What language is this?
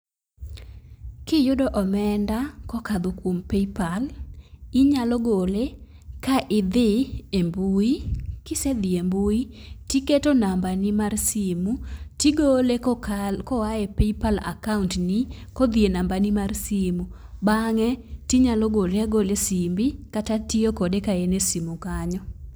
Luo (Kenya and Tanzania)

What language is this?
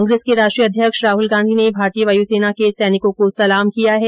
Hindi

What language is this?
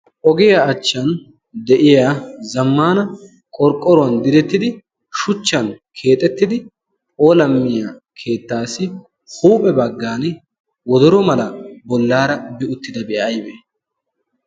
Wolaytta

